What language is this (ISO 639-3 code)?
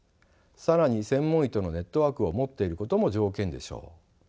jpn